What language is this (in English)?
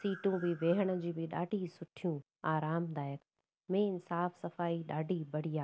Sindhi